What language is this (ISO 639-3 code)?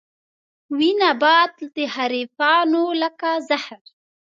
pus